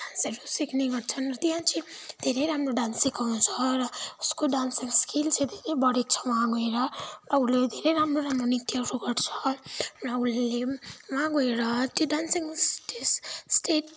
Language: Nepali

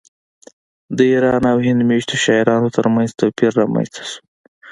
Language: Pashto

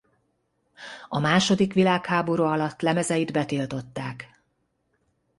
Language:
Hungarian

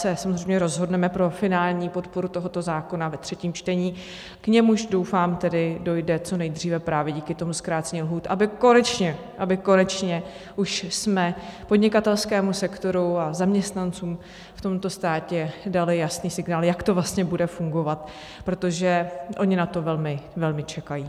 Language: Czech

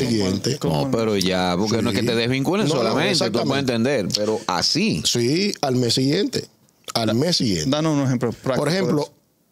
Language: Spanish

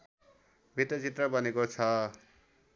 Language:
Nepali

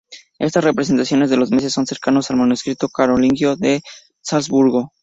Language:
Spanish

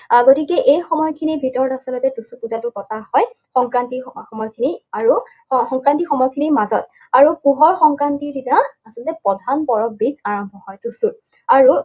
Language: Assamese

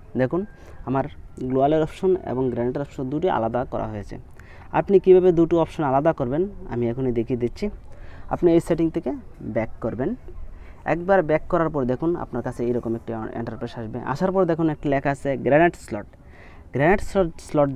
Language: Hindi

